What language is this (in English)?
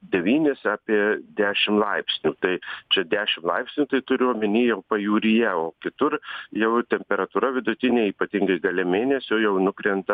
Lithuanian